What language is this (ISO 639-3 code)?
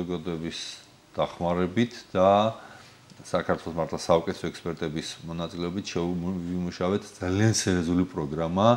ron